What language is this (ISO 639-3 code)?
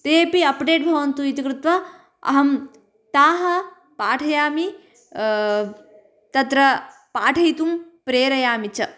san